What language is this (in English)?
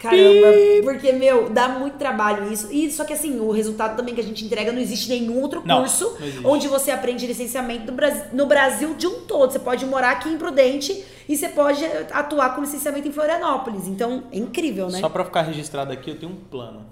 Portuguese